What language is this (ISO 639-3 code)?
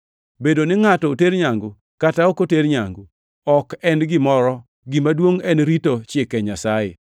luo